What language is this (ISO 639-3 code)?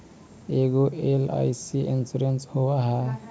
mag